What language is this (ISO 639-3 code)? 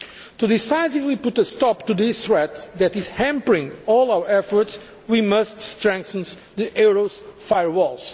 eng